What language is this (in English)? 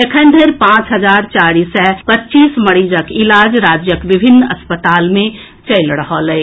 Maithili